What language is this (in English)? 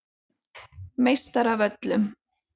Icelandic